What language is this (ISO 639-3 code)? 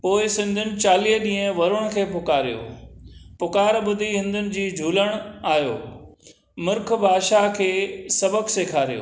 snd